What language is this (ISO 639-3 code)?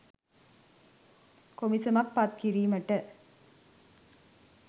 sin